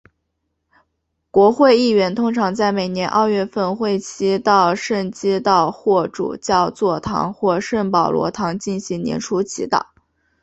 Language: Chinese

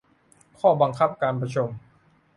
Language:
Thai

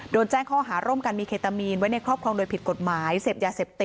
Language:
Thai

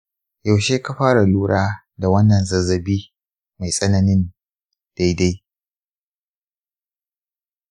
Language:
Hausa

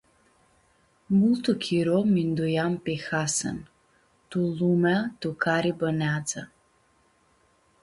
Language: Aromanian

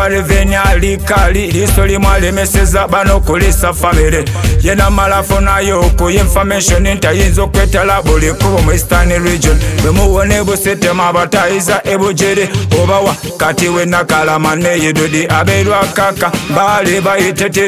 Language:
Romanian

